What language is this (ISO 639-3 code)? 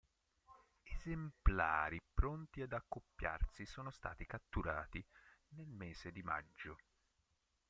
ita